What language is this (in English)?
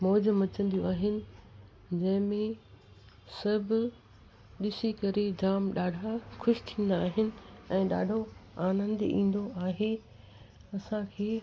Sindhi